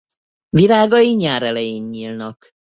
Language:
Hungarian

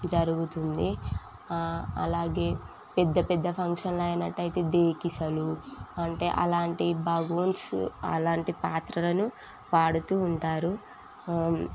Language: Telugu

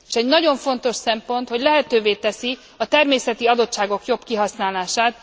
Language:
Hungarian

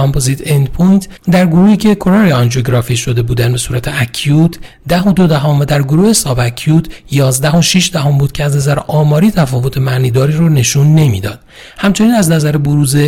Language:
Persian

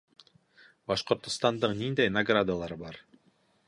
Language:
Bashkir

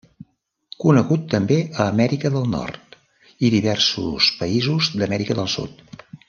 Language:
Catalan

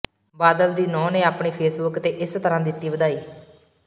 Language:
Punjabi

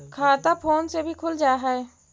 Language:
Magahi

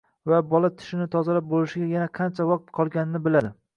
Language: Uzbek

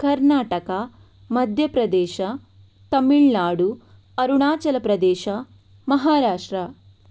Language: Kannada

